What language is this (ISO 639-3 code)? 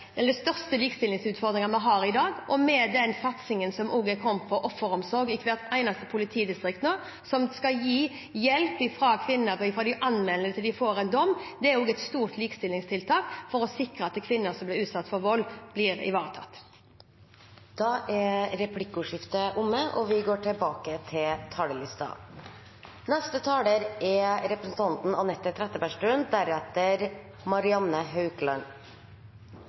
nor